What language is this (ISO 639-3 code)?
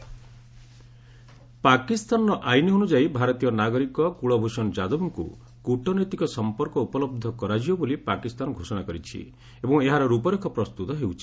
ori